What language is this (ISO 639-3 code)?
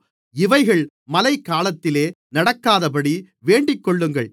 tam